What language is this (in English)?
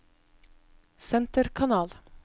Norwegian